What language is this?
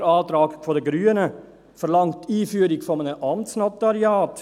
Swiss German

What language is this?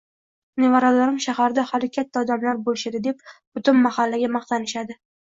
Uzbek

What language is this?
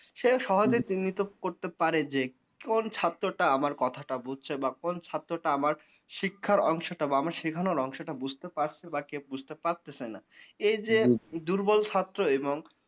Bangla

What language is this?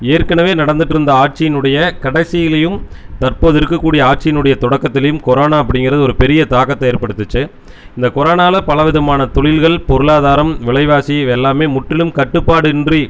Tamil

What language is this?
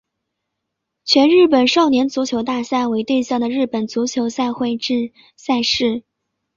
Chinese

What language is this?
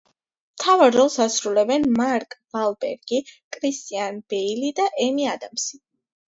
Georgian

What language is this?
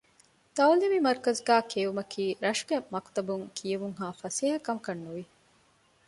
Divehi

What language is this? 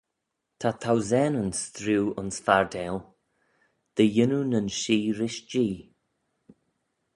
Manx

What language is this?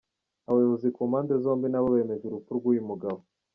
Kinyarwanda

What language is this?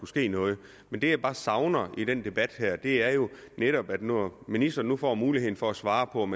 Danish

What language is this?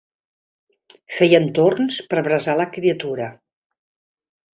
Catalan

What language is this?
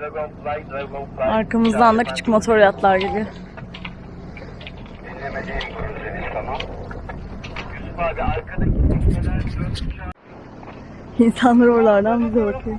Turkish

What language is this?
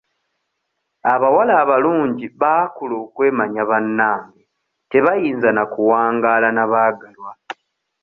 Ganda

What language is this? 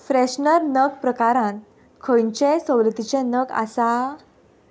Konkani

